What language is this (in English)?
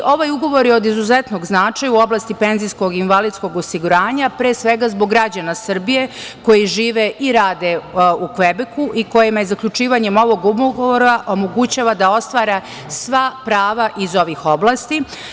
Serbian